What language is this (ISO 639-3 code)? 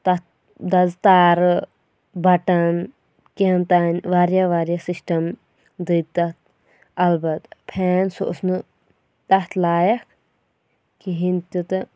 kas